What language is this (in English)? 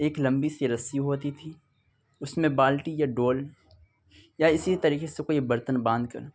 Urdu